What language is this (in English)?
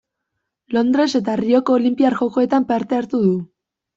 Basque